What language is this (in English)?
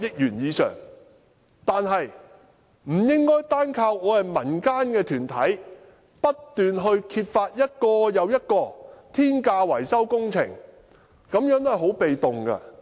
Cantonese